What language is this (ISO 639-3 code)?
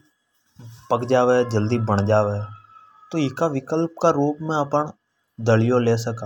hoj